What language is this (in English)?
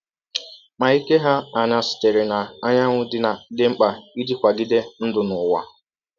Igbo